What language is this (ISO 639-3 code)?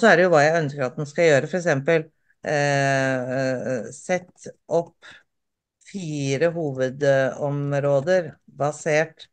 nor